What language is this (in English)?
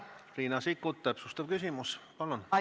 Estonian